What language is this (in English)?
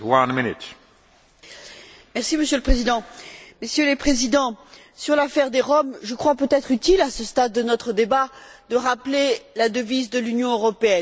French